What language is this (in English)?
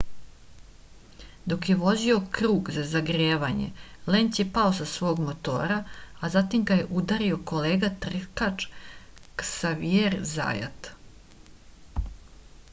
Serbian